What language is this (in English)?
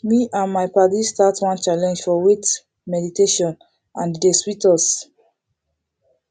Nigerian Pidgin